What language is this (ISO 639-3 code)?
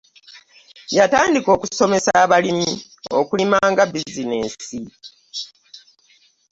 lug